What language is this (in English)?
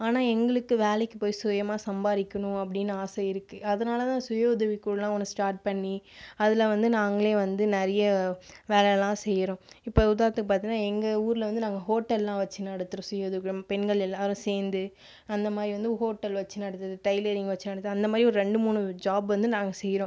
Tamil